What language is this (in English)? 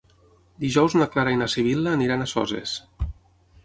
Catalan